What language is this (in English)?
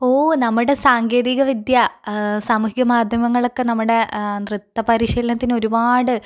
Malayalam